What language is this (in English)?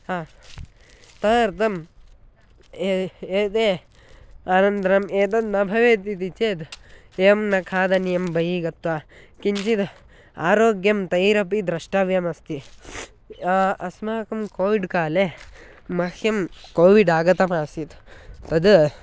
Sanskrit